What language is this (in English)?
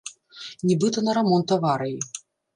Belarusian